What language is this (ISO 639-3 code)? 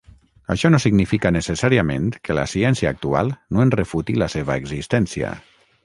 cat